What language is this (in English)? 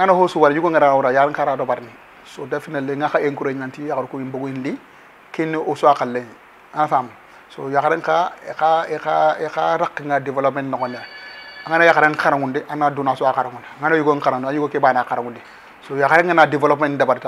Arabic